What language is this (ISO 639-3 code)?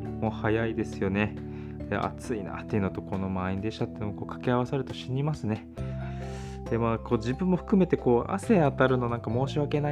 jpn